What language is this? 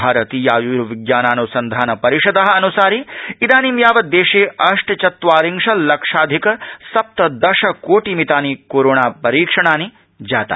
Sanskrit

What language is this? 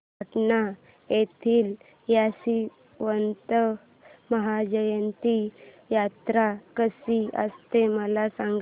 Marathi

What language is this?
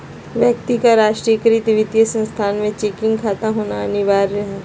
Magahi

